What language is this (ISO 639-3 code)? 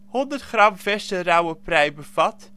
nld